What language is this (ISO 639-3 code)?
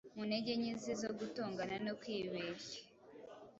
kin